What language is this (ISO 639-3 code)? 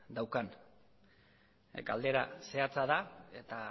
eus